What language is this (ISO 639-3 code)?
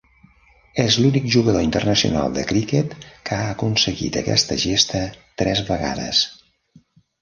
cat